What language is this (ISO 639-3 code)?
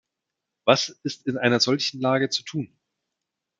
deu